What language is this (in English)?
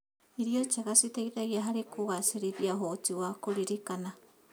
Kikuyu